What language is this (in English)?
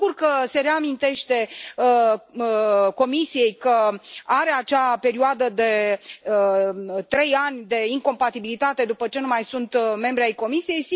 Romanian